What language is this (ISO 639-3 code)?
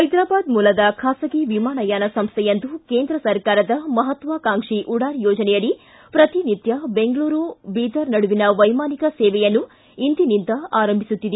kan